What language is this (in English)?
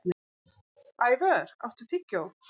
Icelandic